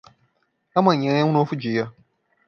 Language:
Portuguese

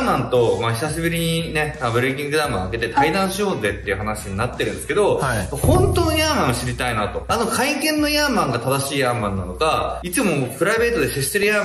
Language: Japanese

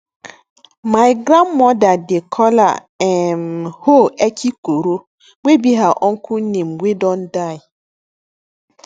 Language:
Nigerian Pidgin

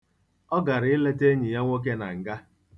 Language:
Igbo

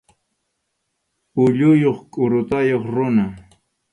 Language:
Arequipa-La Unión Quechua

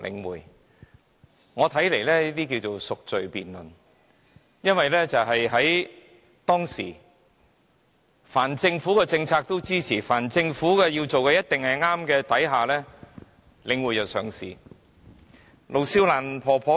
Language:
Cantonese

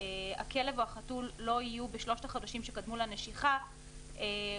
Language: Hebrew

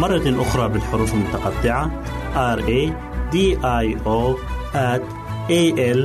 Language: Arabic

